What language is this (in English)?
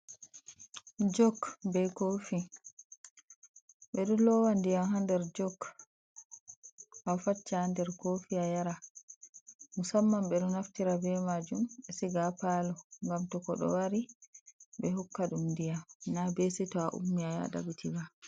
Fula